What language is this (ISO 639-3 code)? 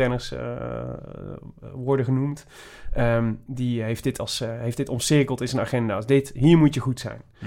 nld